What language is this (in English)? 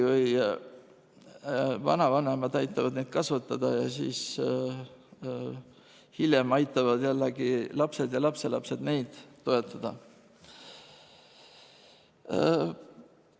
Estonian